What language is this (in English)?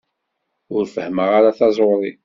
Kabyle